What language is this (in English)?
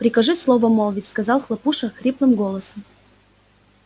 Russian